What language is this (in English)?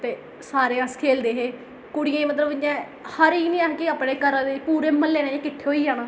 Dogri